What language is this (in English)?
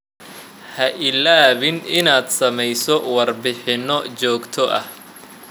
Somali